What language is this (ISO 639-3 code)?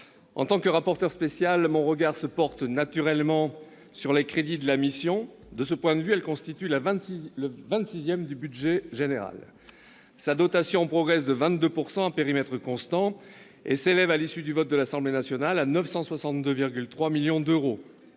fra